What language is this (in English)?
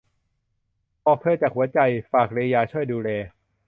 Thai